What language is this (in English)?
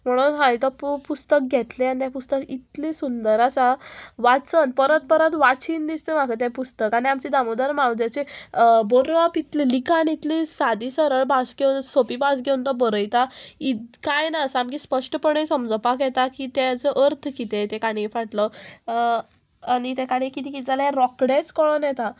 Konkani